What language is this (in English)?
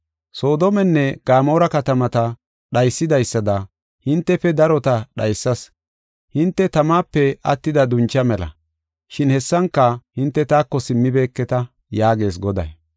Gofa